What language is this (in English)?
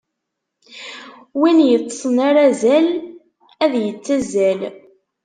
Kabyle